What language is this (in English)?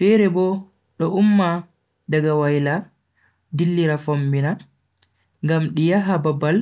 Bagirmi Fulfulde